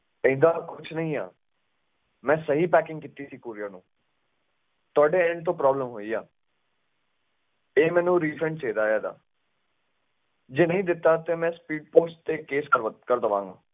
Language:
Punjabi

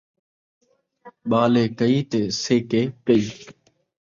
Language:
Saraiki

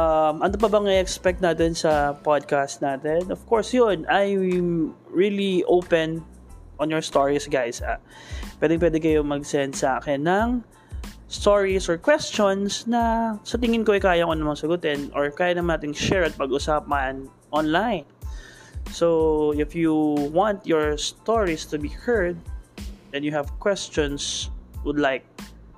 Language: Filipino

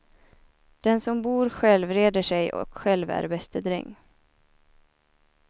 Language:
Swedish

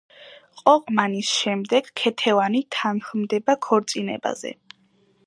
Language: Georgian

